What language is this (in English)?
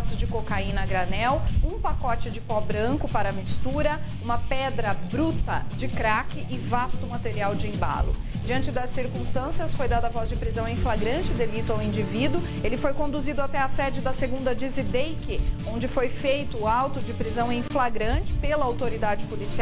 Portuguese